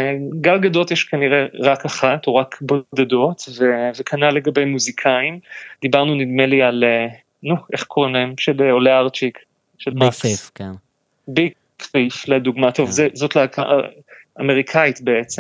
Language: Hebrew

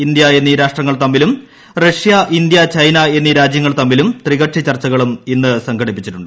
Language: Malayalam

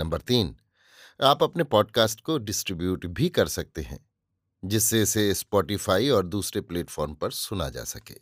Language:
Hindi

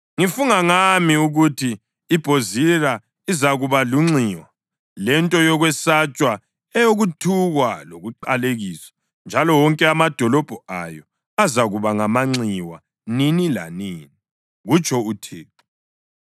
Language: North Ndebele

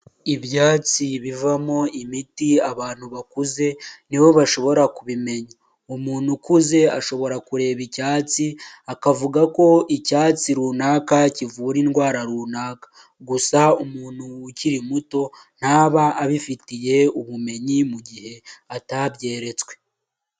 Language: Kinyarwanda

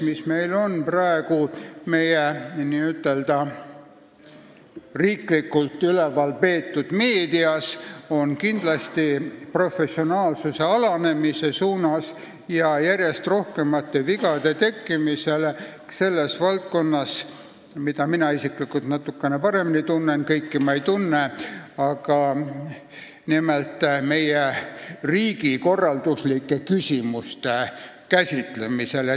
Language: Estonian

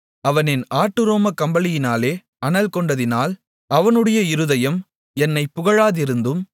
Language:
Tamil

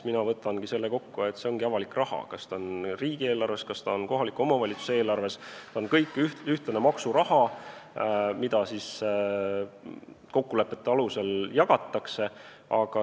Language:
Estonian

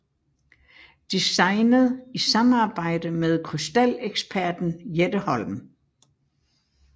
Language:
Danish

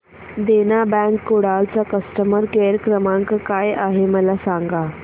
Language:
Marathi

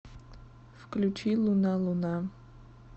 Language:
Russian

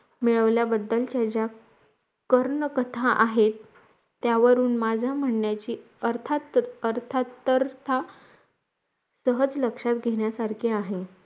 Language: Marathi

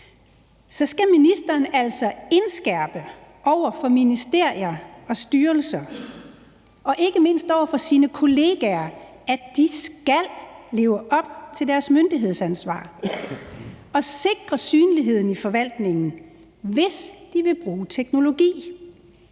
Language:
Danish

